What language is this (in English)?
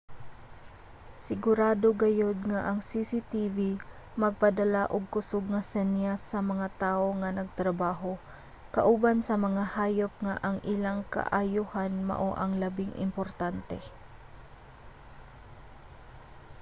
Cebuano